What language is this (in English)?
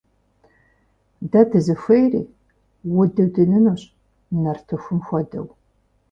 Kabardian